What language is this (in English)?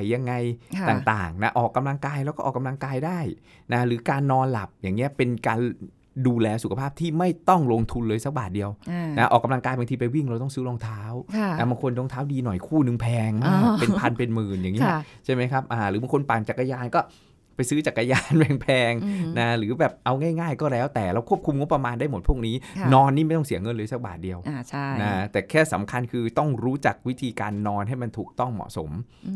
Thai